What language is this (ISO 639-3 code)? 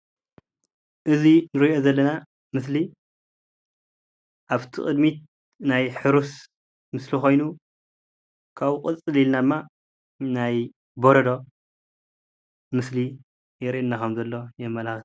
tir